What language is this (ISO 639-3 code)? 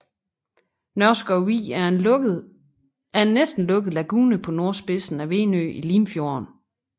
dan